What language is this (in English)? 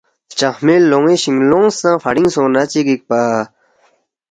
Balti